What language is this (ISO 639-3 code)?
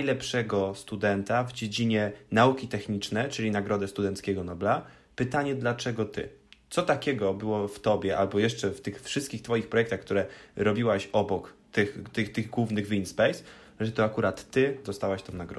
pol